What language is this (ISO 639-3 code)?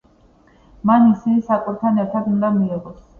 kat